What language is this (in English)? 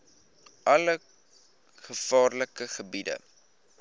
Afrikaans